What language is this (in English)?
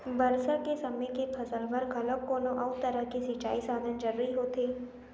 Chhattisgarhi